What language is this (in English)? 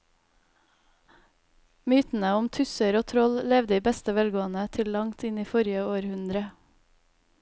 Norwegian